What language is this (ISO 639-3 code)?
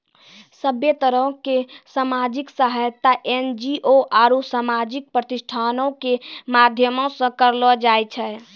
mai